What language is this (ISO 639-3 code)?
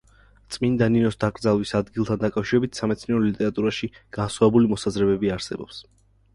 kat